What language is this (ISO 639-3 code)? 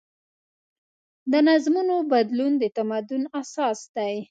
pus